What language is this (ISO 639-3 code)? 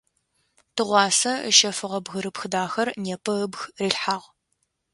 ady